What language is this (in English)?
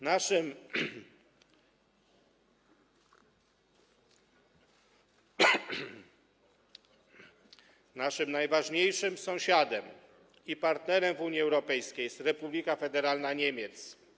Polish